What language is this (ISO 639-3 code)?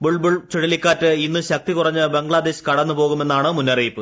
mal